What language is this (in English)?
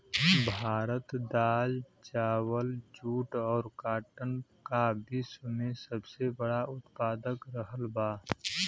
Bhojpuri